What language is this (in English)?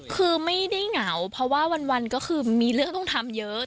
Thai